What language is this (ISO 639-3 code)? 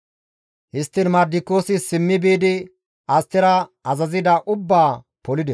gmv